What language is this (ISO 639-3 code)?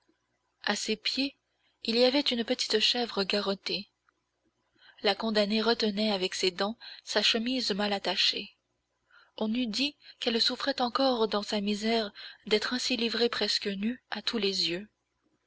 fra